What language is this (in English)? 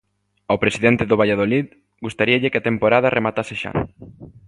Galician